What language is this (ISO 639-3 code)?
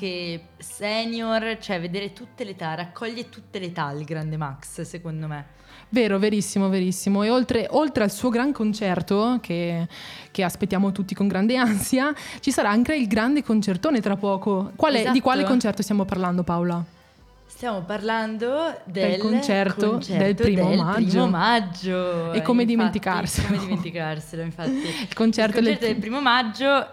ita